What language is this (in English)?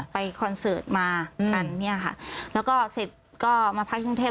Thai